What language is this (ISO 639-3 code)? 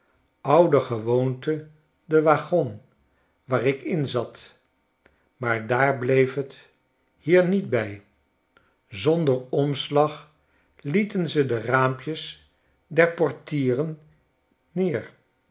nld